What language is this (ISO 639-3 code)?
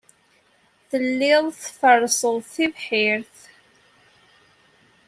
kab